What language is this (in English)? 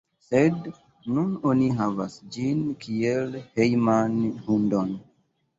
Esperanto